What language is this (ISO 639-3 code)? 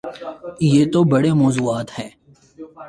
urd